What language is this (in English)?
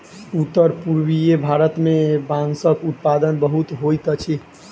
Maithili